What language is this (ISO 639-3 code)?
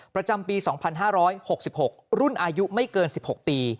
tha